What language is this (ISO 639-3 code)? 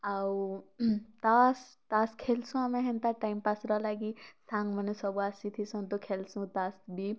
ori